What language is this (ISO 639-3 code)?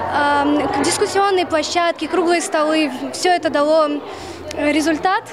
rus